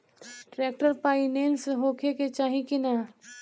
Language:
Bhojpuri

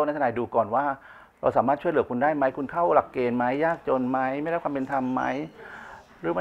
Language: Thai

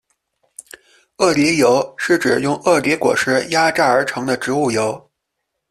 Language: Chinese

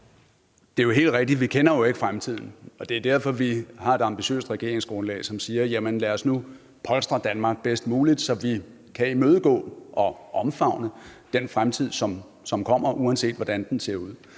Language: Danish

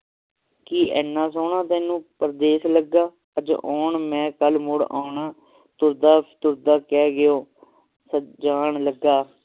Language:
Punjabi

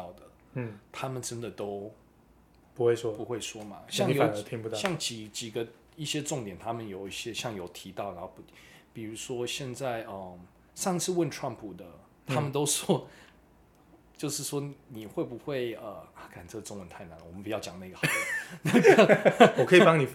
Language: Chinese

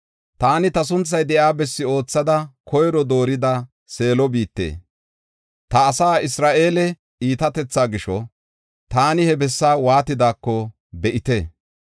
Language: Gofa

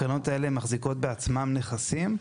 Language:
Hebrew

